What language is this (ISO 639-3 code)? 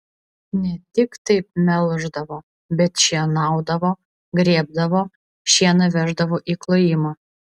lit